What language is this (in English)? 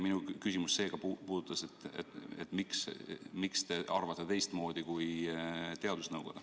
Estonian